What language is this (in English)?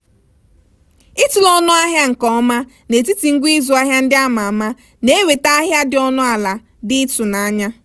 Igbo